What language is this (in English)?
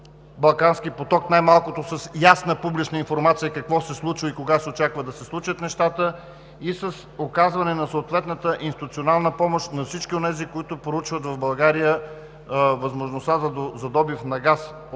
Bulgarian